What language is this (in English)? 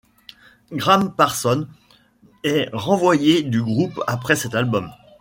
French